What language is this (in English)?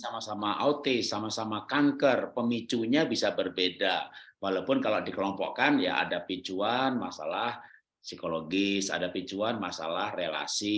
Indonesian